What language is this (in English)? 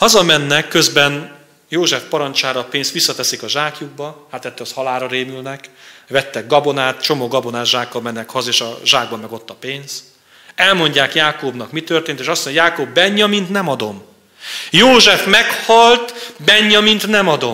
Hungarian